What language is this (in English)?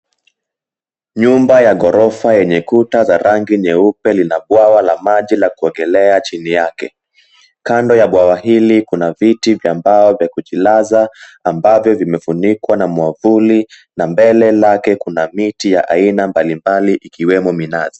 Swahili